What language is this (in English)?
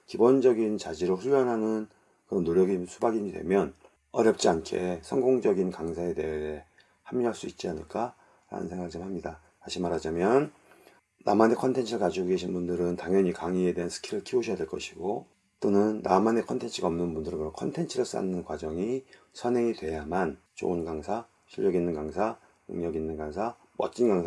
Korean